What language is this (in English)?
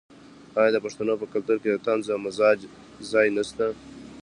Pashto